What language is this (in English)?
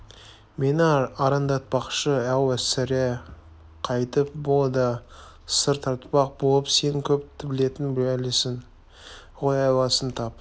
Kazakh